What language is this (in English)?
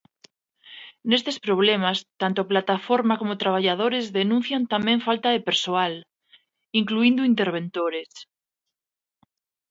Galician